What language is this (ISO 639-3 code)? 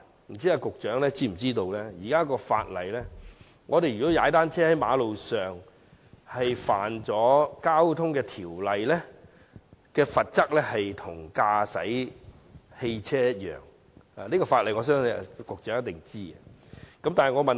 yue